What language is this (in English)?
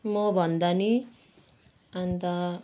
Nepali